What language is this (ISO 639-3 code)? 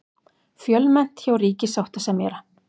isl